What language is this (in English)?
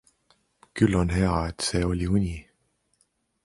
Estonian